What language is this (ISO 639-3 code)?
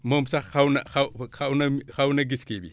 wol